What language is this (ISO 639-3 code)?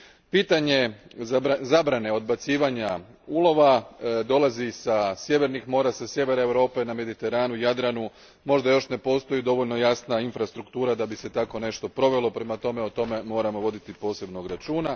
hrv